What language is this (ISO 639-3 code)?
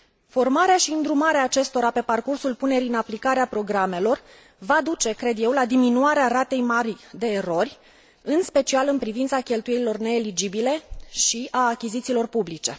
ron